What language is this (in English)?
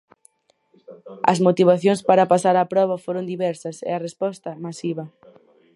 Galician